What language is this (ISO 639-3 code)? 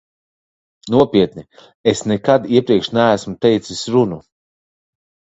lav